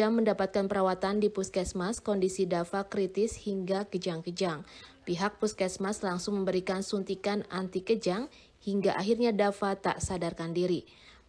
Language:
Indonesian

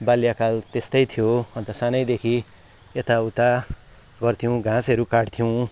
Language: Nepali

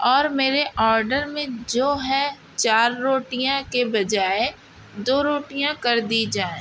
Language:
Urdu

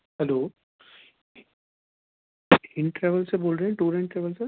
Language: Urdu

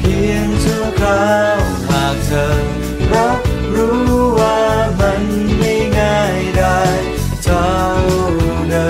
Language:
Thai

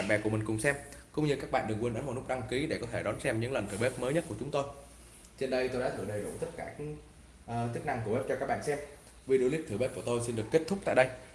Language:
Vietnamese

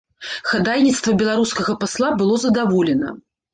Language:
Belarusian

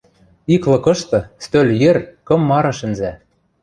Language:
Western Mari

